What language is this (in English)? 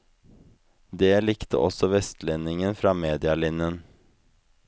Norwegian